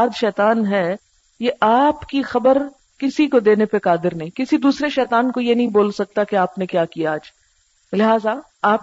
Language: Urdu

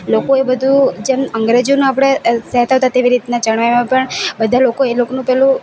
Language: Gujarati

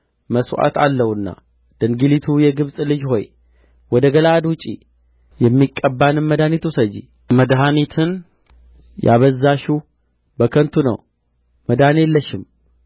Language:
Amharic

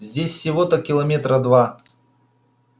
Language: Russian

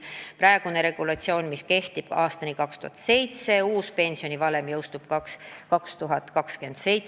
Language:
Estonian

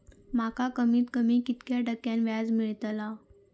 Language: Marathi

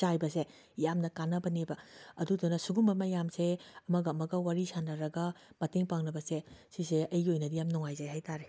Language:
Manipuri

